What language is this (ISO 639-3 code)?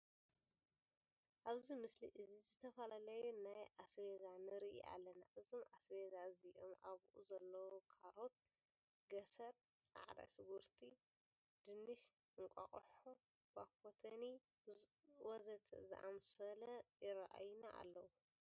tir